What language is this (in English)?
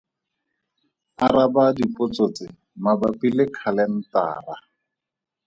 Tswana